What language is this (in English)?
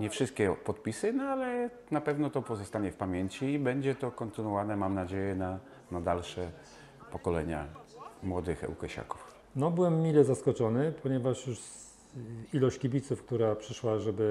Polish